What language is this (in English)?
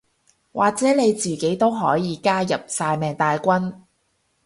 Cantonese